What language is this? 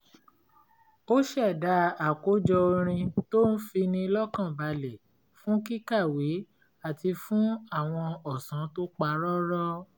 Yoruba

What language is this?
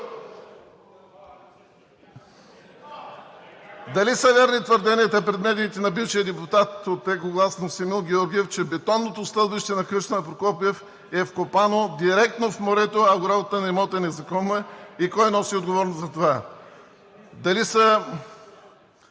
Bulgarian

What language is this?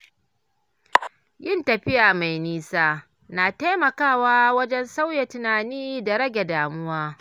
Hausa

